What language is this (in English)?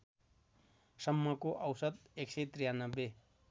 Nepali